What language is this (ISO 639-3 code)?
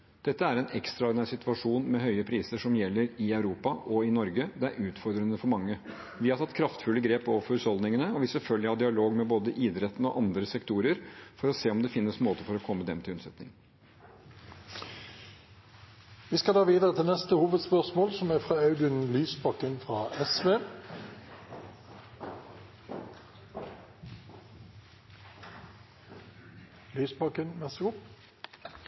nob